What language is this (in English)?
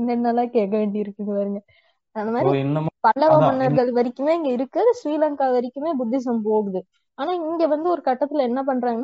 Tamil